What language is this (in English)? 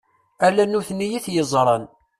Kabyle